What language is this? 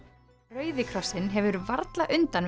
Icelandic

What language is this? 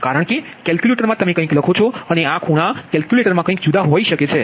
Gujarati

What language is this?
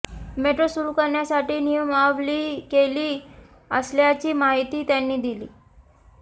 Marathi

